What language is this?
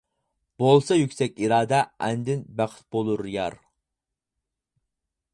Uyghur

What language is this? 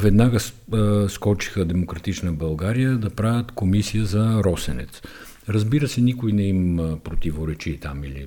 Bulgarian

